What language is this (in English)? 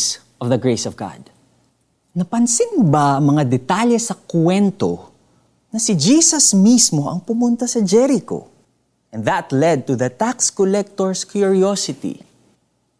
Filipino